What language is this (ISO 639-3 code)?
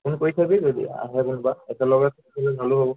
asm